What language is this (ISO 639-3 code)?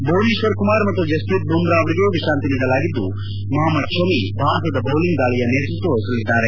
kan